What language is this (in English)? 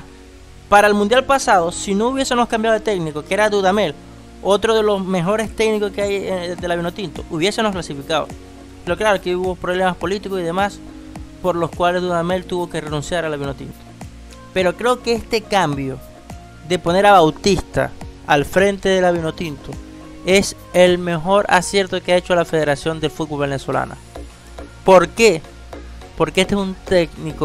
Spanish